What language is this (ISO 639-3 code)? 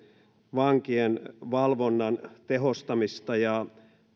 fin